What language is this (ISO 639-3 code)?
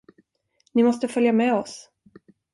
swe